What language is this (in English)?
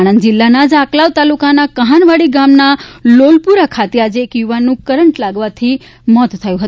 Gujarati